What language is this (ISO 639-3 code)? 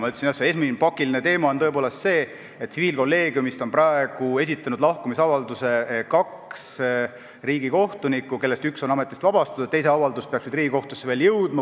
est